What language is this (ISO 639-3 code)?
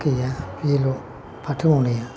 brx